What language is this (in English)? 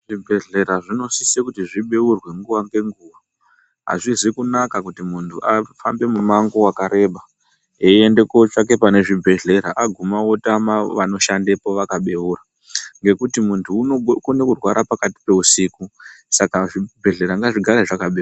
Ndau